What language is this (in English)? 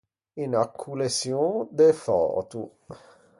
Ligurian